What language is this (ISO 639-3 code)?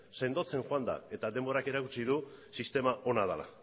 eus